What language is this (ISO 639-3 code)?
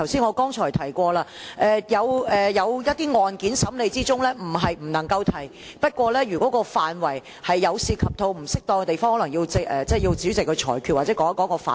yue